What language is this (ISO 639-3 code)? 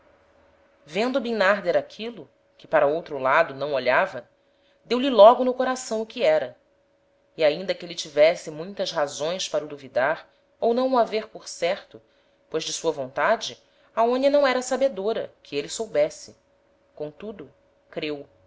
por